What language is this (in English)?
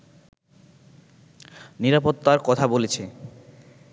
Bangla